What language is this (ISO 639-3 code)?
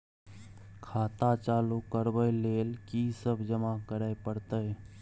mai